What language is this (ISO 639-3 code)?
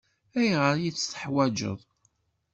kab